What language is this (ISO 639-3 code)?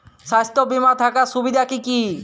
ben